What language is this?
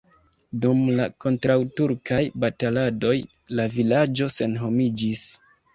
Esperanto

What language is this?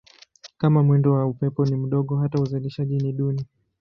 Swahili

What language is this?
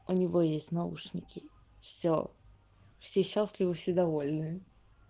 Russian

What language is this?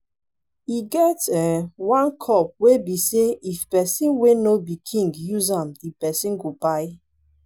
Nigerian Pidgin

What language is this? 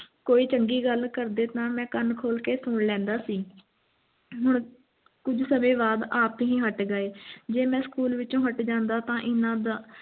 Punjabi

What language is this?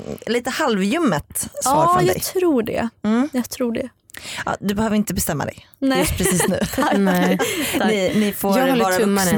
Swedish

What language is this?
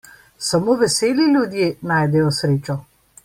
Slovenian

